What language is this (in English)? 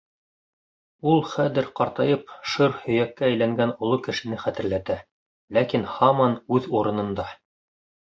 Bashkir